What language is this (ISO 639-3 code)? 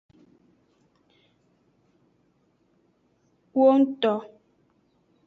ajg